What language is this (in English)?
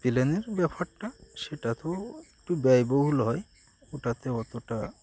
Bangla